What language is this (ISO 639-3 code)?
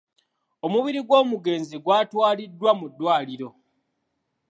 lug